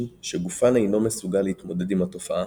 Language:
Hebrew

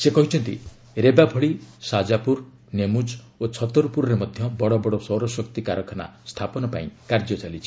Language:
Odia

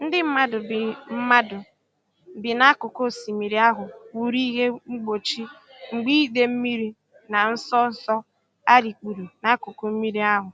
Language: Igbo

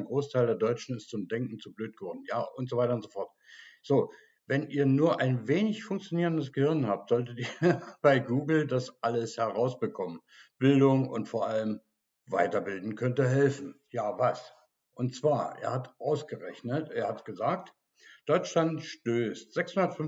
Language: German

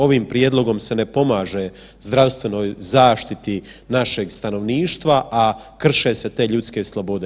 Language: Croatian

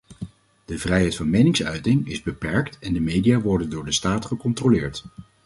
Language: Dutch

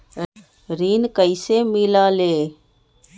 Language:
Magahi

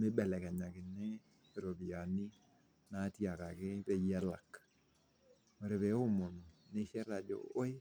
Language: Masai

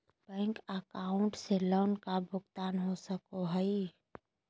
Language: Magahi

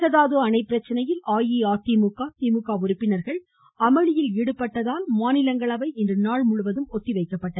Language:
Tamil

